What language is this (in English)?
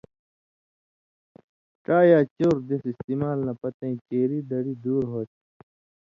Indus Kohistani